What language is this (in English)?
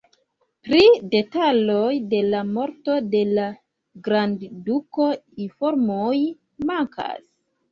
Esperanto